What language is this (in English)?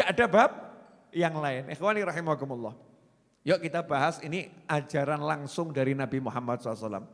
Indonesian